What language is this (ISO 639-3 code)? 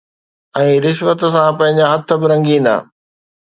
snd